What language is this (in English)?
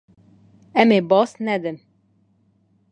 Kurdish